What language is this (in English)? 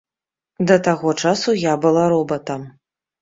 Belarusian